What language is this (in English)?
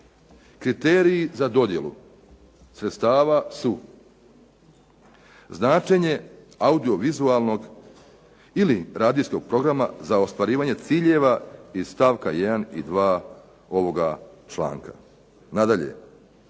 Croatian